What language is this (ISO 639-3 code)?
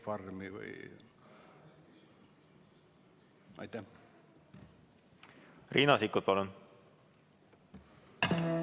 est